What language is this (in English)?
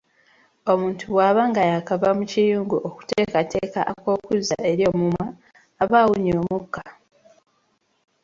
Ganda